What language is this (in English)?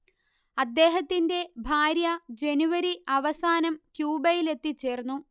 Malayalam